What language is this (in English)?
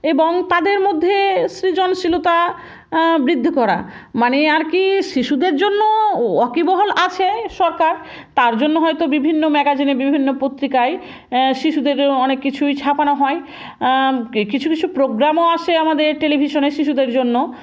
Bangla